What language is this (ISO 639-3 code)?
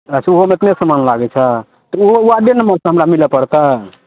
mai